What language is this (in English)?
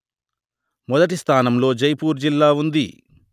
Telugu